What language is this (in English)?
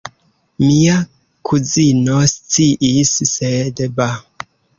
Esperanto